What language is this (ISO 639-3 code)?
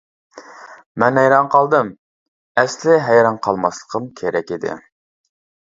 uig